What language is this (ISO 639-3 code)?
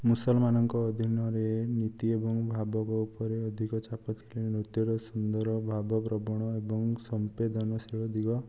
ori